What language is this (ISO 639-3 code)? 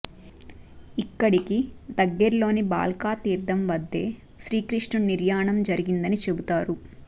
tel